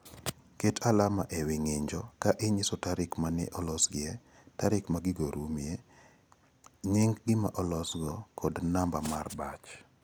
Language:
Luo (Kenya and Tanzania)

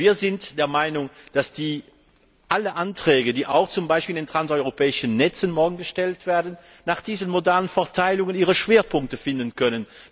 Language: German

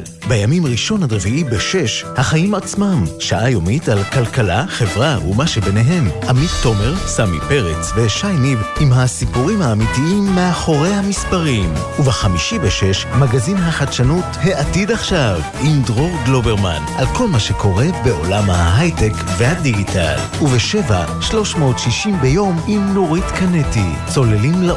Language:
Hebrew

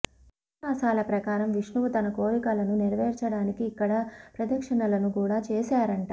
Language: Telugu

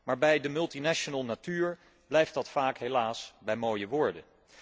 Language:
Dutch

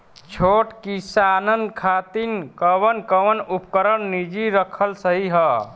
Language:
Bhojpuri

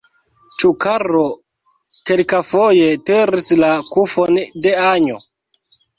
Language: Esperanto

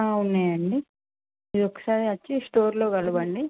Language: Telugu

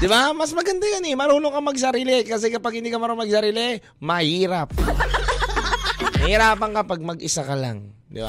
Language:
Filipino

